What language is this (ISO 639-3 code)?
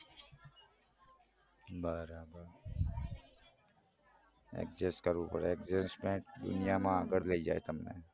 guj